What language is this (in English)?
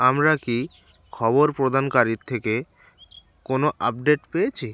Bangla